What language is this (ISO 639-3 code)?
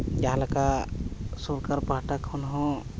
sat